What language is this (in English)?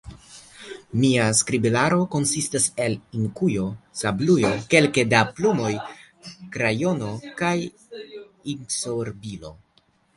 Esperanto